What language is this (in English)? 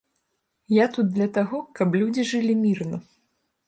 Belarusian